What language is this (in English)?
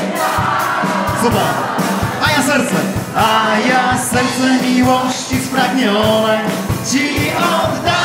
Polish